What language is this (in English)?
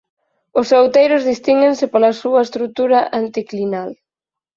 Galician